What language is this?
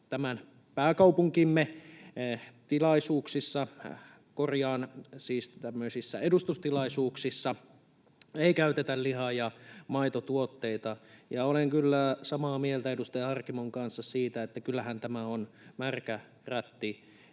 Finnish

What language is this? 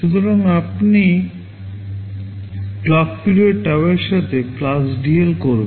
Bangla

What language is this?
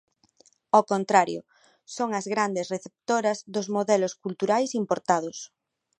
Galician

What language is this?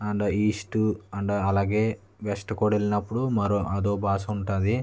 Telugu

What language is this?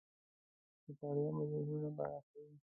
Pashto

